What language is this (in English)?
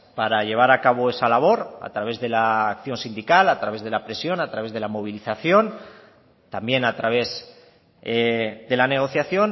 Spanish